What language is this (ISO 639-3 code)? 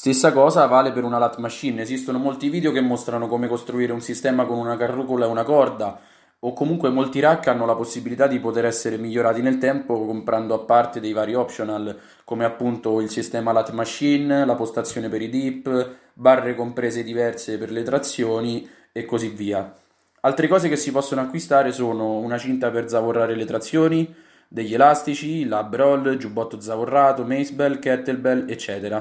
ita